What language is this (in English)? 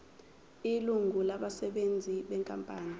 Zulu